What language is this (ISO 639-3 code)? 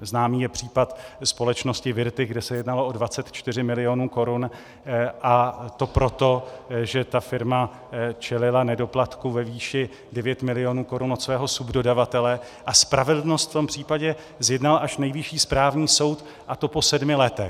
ces